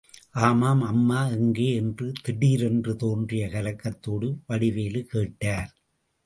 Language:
Tamil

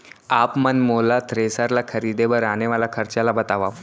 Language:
Chhattisgarhi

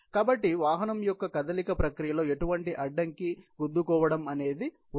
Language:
Telugu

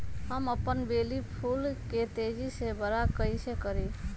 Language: Magahi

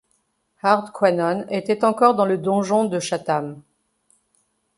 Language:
French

